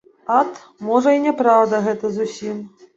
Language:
Belarusian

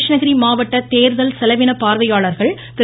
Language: Tamil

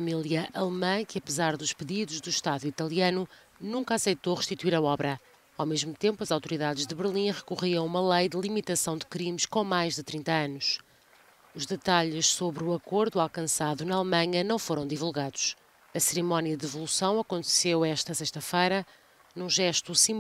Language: Portuguese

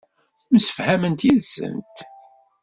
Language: Kabyle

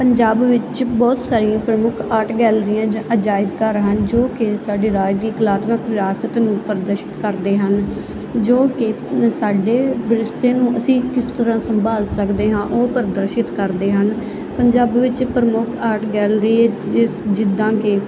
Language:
Punjabi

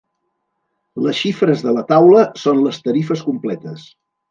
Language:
Catalan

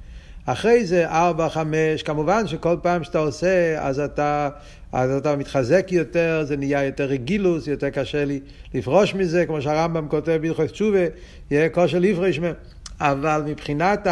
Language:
Hebrew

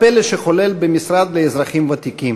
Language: Hebrew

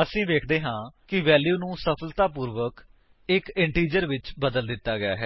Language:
Punjabi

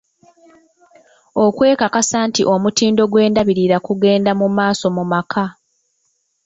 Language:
Ganda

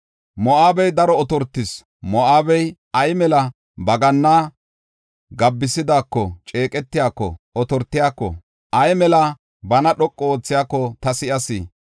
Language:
Gofa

